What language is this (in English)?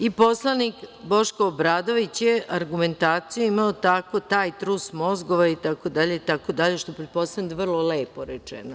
Serbian